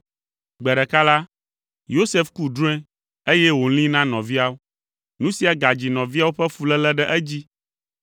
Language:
Ewe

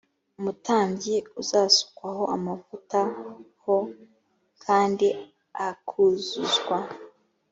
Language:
Kinyarwanda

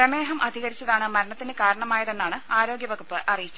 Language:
Malayalam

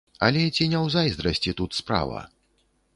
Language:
Belarusian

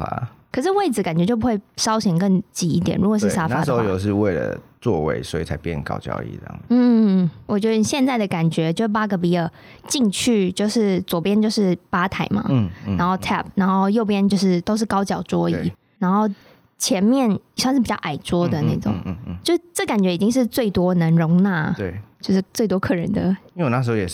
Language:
Chinese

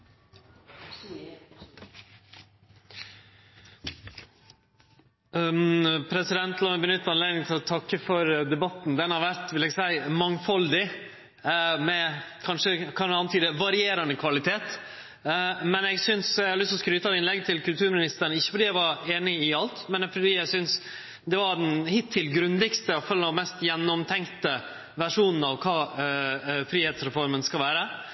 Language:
Norwegian Nynorsk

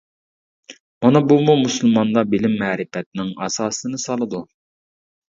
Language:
Uyghur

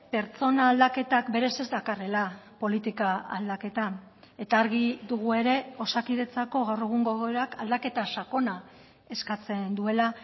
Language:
Basque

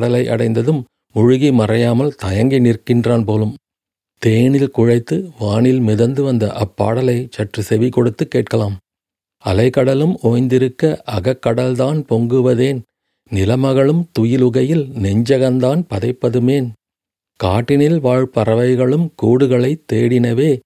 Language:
Tamil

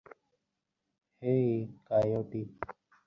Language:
Bangla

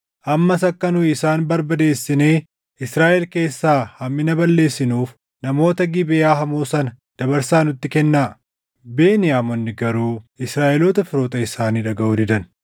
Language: Oromo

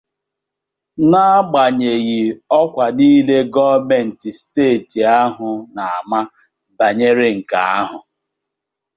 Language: Igbo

